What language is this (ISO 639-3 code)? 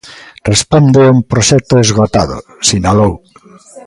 glg